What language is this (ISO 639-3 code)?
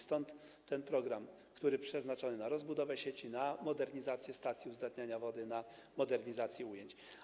pol